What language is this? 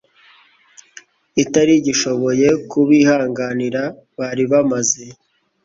Kinyarwanda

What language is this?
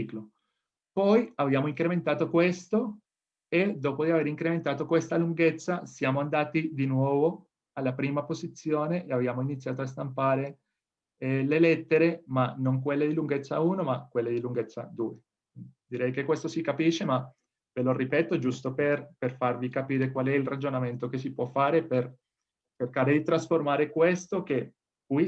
Italian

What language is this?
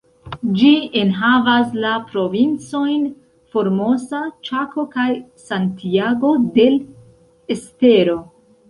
Esperanto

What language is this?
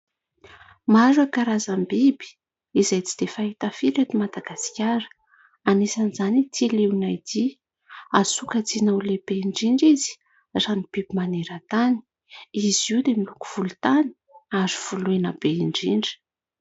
Malagasy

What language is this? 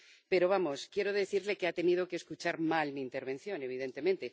Spanish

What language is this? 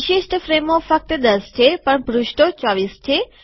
Gujarati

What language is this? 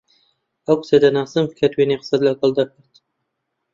Central Kurdish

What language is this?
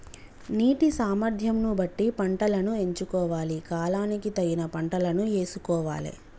Telugu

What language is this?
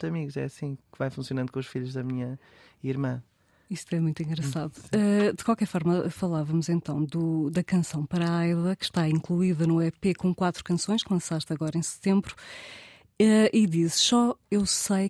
Portuguese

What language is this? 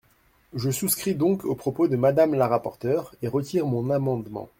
French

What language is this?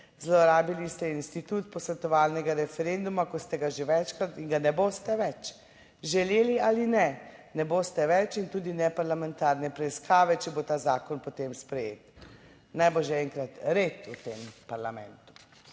Slovenian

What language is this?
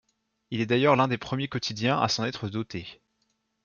French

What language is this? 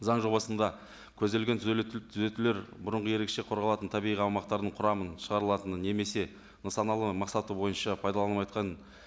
Kazakh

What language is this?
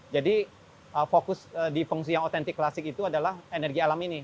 Indonesian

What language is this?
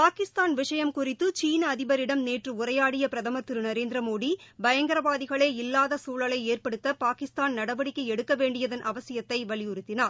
Tamil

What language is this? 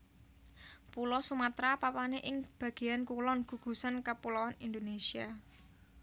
Javanese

